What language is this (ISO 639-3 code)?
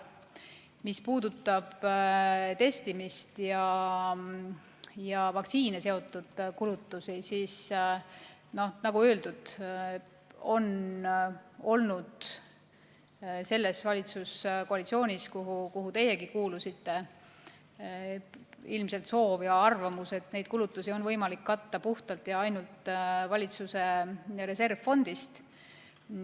est